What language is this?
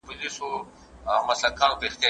Pashto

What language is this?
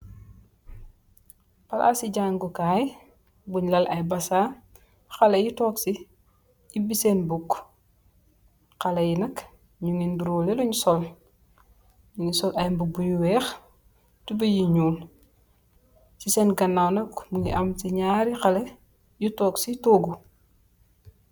Wolof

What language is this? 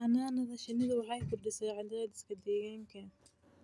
Somali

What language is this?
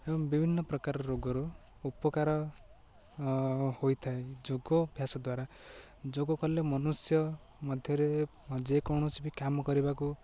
Odia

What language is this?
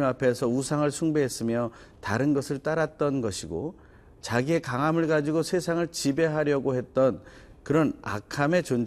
Korean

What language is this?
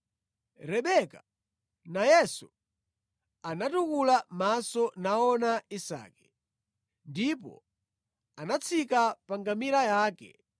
Nyanja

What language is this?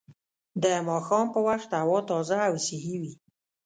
Pashto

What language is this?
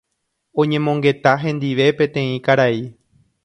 Guarani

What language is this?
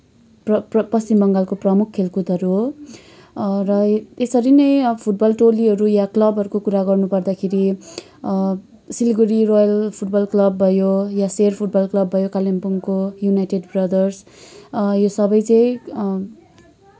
Nepali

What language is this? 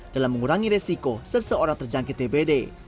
Indonesian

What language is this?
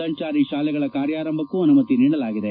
Kannada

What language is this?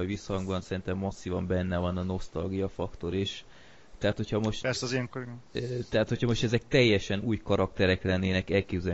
Hungarian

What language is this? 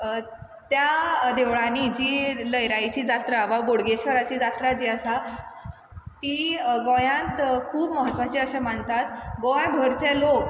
Konkani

